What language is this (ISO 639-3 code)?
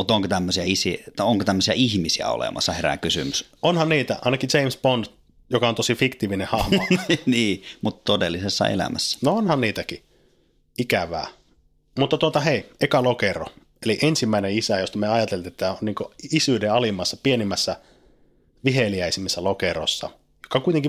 fin